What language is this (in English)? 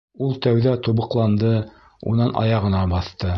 Bashkir